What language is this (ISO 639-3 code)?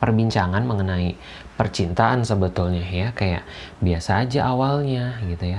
ind